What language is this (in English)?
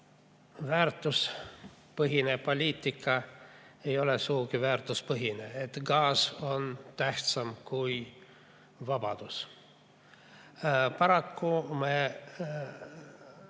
Estonian